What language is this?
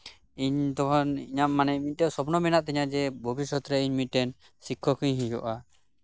Santali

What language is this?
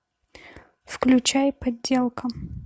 Russian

